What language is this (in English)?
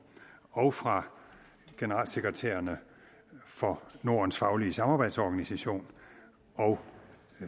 Danish